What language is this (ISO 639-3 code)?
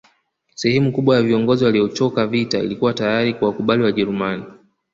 swa